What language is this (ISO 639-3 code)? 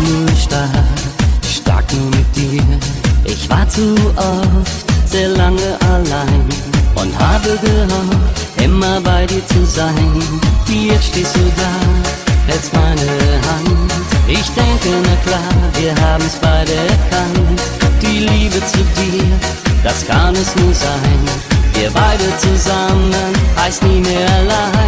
pol